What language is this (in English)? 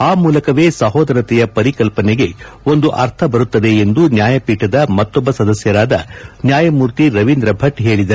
Kannada